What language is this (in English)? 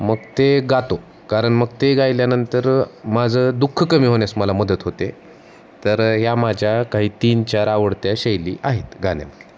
Marathi